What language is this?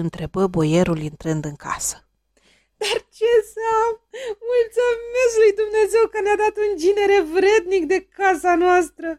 Romanian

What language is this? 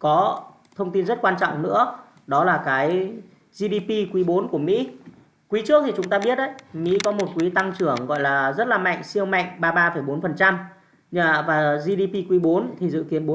Vietnamese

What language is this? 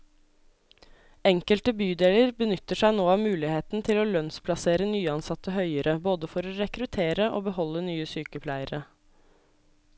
Norwegian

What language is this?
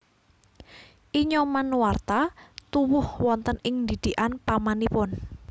Javanese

